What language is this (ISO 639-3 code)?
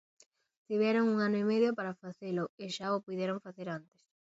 glg